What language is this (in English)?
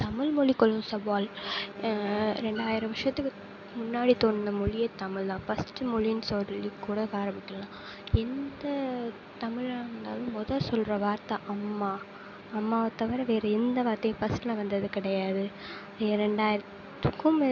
Tamil